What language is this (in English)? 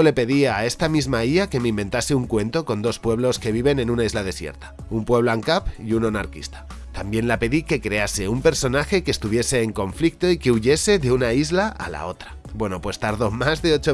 Spanish